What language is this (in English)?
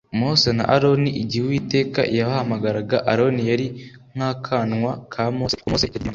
Kinyarwanda